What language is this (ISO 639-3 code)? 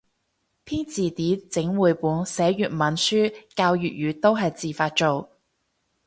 yue